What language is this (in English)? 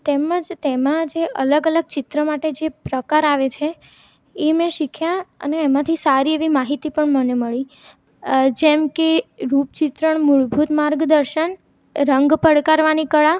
Gujarati